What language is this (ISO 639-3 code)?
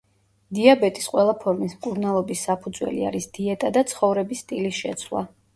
kat